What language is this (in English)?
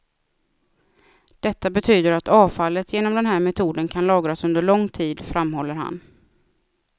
Swedish